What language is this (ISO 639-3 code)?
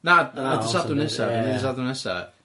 cym